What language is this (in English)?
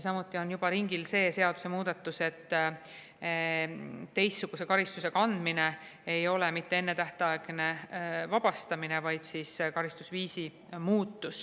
Estonian